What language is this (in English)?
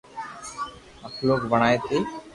Loarki